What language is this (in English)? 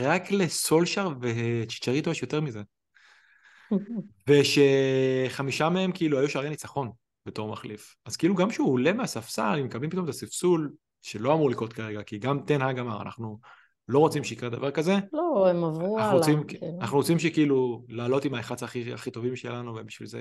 Hebrew